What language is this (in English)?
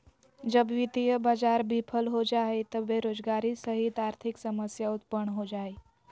Magahi